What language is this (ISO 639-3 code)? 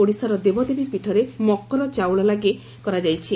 ori